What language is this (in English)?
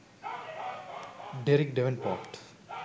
Sinhala